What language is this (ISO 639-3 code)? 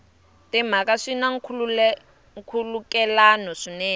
tso